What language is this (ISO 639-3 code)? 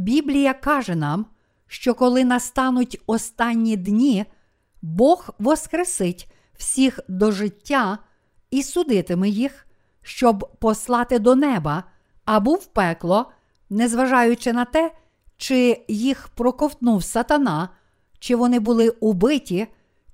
ukr